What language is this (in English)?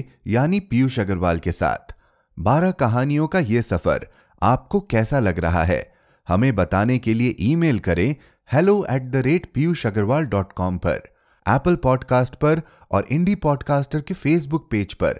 Hindi